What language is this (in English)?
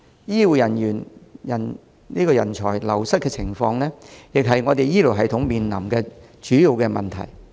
Cantonese